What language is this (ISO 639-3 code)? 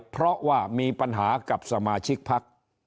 tha